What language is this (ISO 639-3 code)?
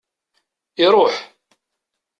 kab